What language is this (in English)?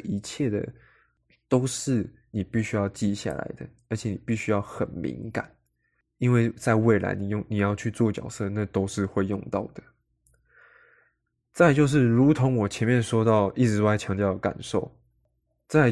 Chinese